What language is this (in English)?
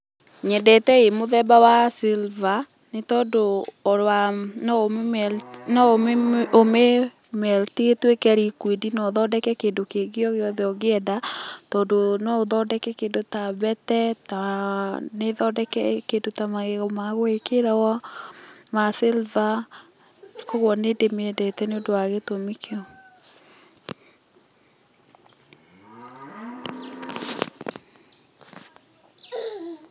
Kikuyu